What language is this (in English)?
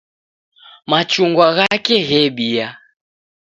Taita